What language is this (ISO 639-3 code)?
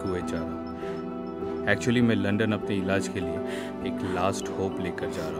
hin